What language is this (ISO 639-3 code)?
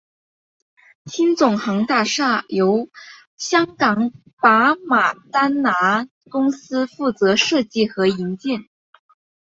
zho